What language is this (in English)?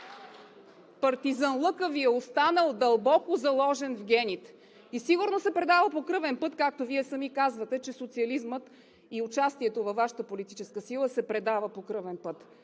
Bulgarian